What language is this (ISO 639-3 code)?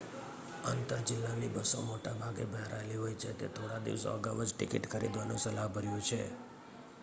guj